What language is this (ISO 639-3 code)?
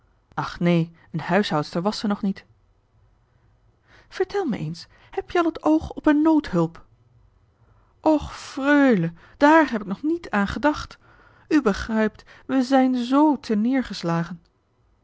nld